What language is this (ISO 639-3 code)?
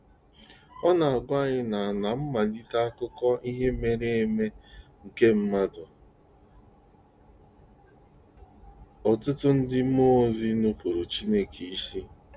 ibo